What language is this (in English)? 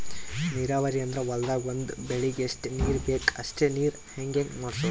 Kannada